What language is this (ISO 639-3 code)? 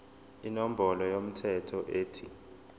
zul